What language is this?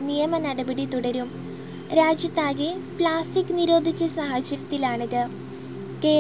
Malayalam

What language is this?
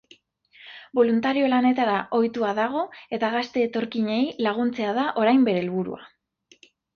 Basque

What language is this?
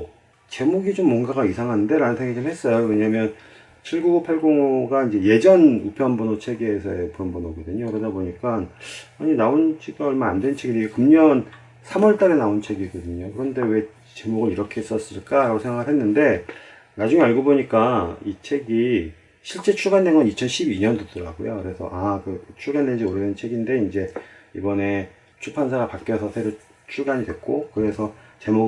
Korean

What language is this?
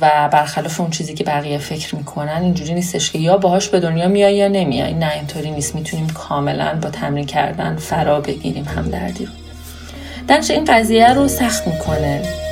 Persian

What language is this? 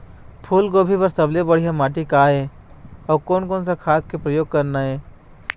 Chhattisgarhi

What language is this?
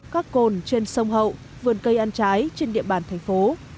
Vietnamese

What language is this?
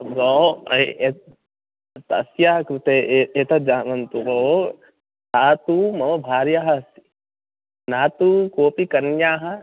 Sanskrit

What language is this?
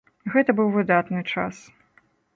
Belarusian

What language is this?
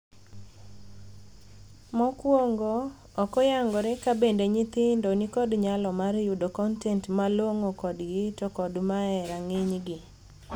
Luo (Kenya and Tanzania)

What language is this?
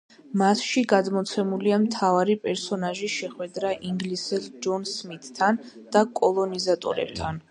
Georgian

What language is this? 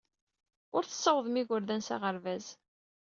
Kabyle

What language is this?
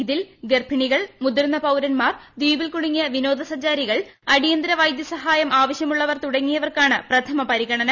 Malayalam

